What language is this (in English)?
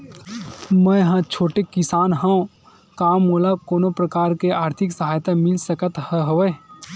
Chhattisgarhi